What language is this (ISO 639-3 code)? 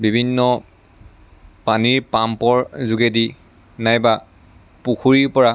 asm